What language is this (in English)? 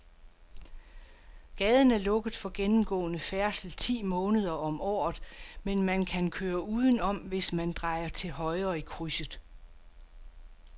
Danish